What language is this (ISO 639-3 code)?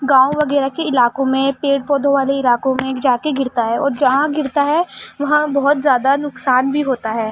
urd